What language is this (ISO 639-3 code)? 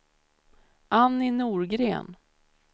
swe